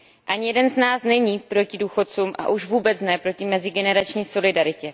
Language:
Czech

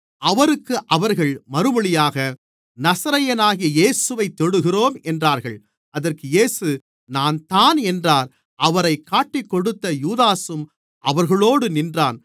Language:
Tamil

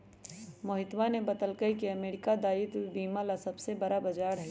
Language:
Magahi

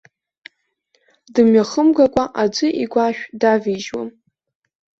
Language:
Abkhazian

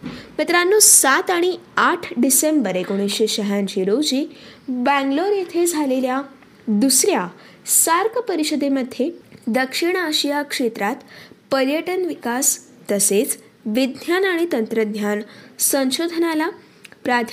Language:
Marathi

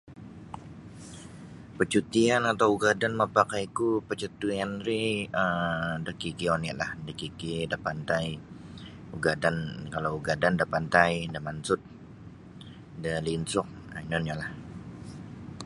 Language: Sabah Bisaya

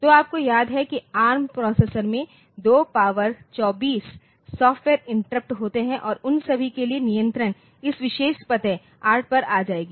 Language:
Hindi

